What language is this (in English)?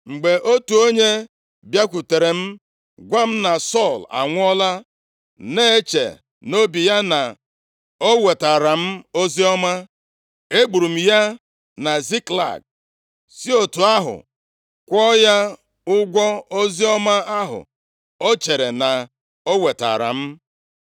Igbo